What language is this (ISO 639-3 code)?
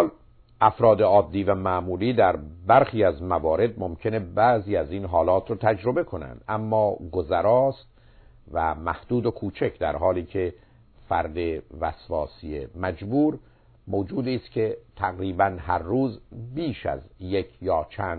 fas